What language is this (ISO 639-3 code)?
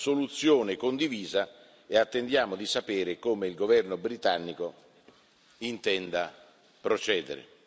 ita